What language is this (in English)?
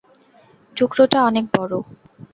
Bangla